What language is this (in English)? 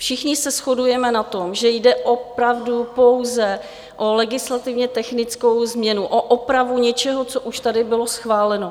Czech